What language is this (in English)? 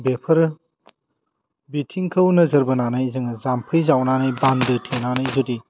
Bodo